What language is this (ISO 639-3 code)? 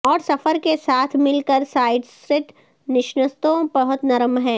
urd